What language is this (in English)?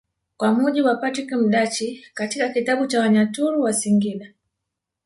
Swahili